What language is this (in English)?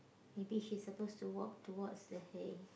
English